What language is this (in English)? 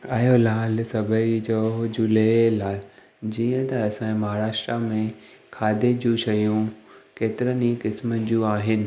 Sindhi